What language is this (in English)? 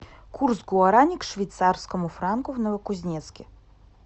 Russian